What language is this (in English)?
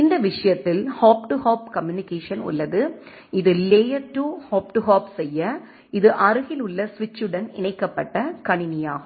Tamil